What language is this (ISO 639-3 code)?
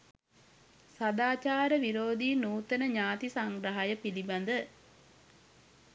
sin